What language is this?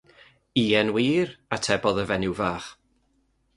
Welsh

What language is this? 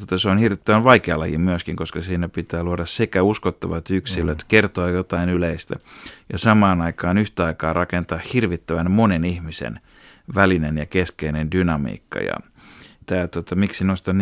Finnish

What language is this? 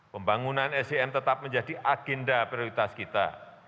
Indonesian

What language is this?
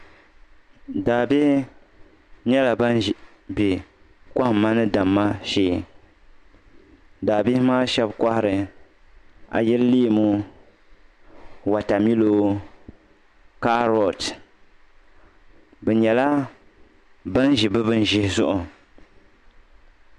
Dagbani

